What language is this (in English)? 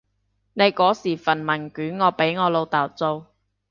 Cantonese